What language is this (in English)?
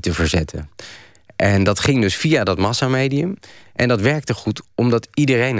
Dutch